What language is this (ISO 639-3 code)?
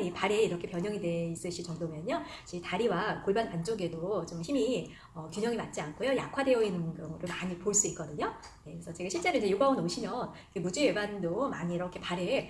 kor